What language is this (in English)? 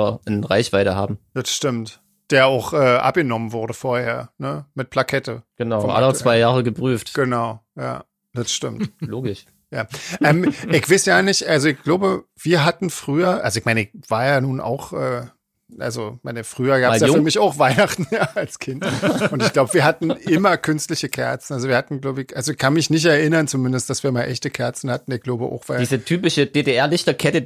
German